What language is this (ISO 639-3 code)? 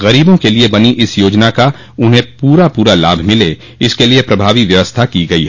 hin